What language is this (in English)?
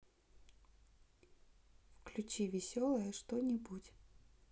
Russian